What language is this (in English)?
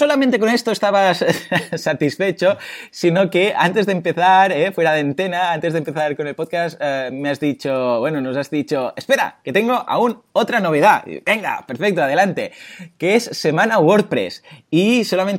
Spanish